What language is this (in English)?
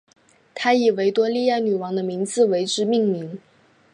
Chinese